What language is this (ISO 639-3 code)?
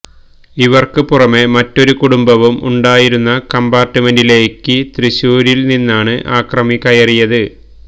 mal